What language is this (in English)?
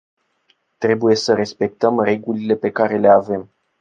Romanian